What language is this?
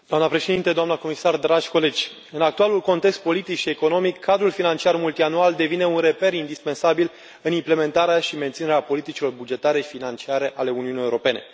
Romanian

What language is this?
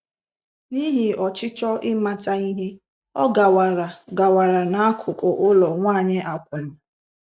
Igbo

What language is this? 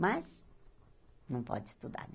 Portuguese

